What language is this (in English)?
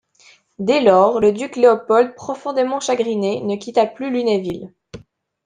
French